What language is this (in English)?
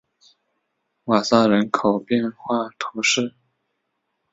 Chinese